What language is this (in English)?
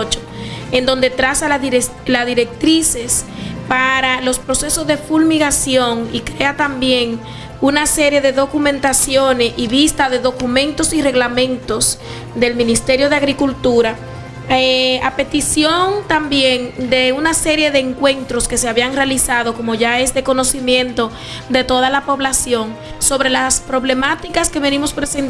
Spanish